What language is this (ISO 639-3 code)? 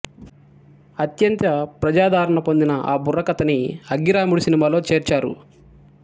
tel